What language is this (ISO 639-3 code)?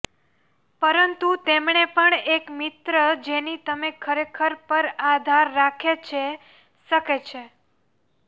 guj